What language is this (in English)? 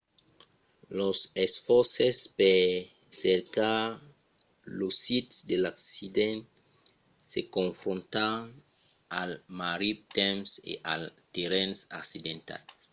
Occitan